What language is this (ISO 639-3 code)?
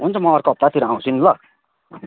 nep